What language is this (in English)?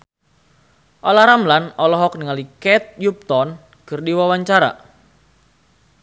Sundanese